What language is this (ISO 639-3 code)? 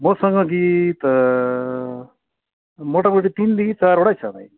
nep